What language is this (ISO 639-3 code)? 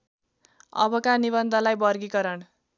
nep